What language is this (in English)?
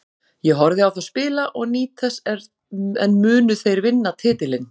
Icelandic